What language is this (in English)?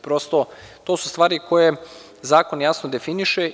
Serbian